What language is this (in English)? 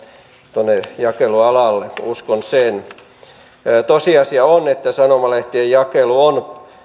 Finnish